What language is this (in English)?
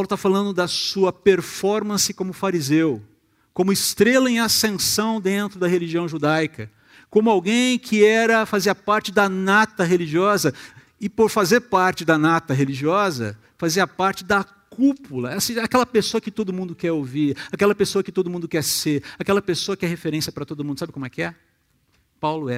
Portuguese